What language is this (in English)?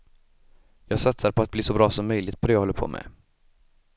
Swedish